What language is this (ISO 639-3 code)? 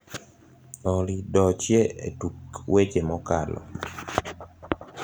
luo